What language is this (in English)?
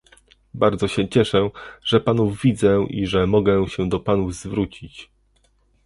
Polish